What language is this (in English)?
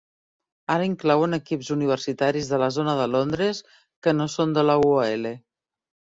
Catalan